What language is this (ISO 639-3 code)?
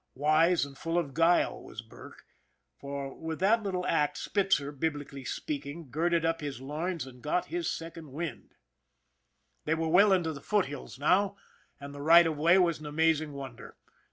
eng